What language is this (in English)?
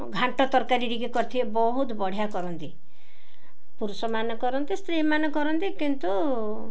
Odia